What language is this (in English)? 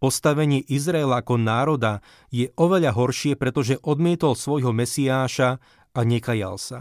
Slovak